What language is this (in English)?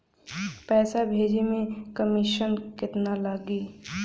Bhojpuri